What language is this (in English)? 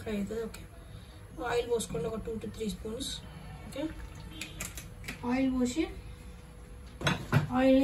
Romanian